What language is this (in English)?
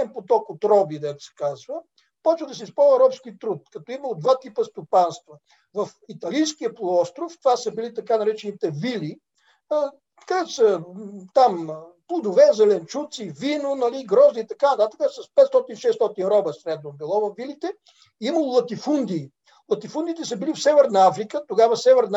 Bulgarian